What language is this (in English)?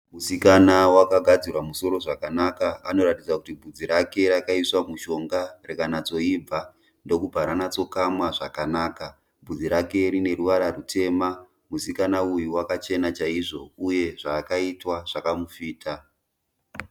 Shona